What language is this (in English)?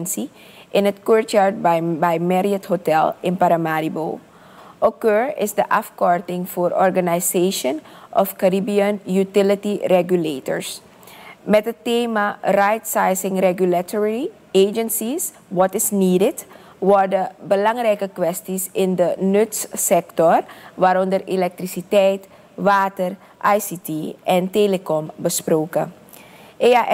Dutch